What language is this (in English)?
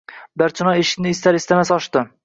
Uzbek